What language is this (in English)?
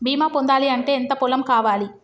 Telugu